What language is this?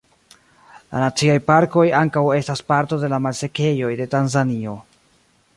Esperanto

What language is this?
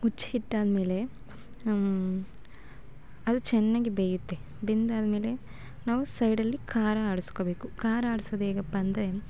Kannada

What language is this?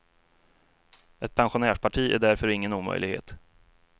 Swedish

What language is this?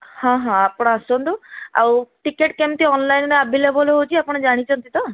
Odia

